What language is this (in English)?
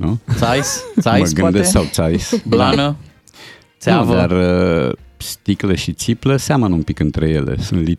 Romanian